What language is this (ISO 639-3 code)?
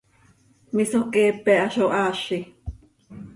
sei